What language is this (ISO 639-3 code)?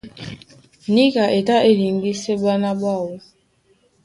dua